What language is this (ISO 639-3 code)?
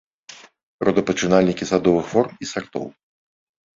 bel